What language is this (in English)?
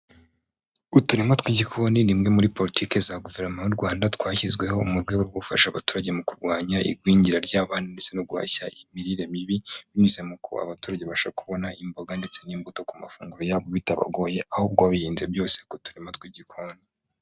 Kinyarwanda